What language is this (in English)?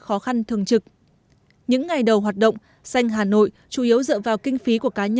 Vietnamese